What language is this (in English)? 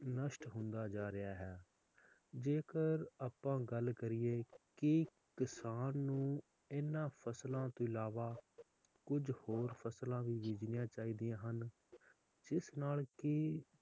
Punjabi